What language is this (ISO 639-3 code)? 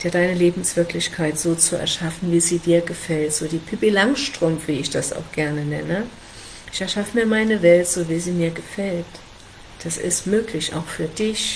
deu